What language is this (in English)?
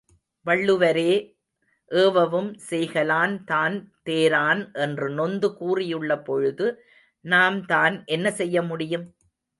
Tamil